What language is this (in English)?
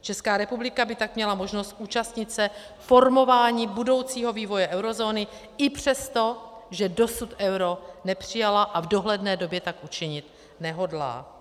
Czech